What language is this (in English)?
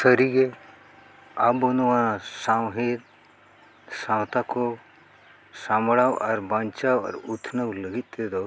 Santali